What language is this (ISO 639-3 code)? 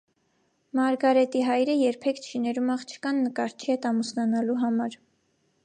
hye